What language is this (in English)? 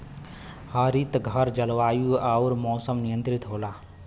Bhojpuri